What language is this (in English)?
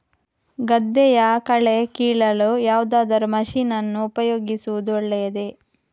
Kannada